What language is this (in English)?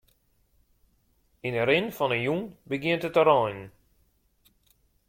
Western Frisian